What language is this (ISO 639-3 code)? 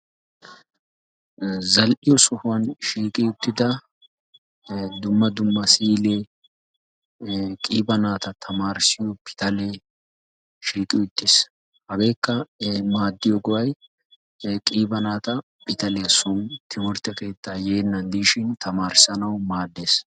wal